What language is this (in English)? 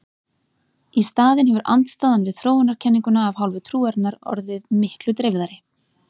Icelandic